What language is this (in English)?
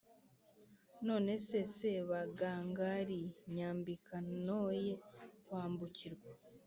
Kinyarwanda